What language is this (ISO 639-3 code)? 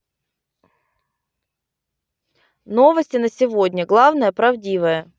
rus